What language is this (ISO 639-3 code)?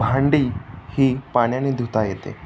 mar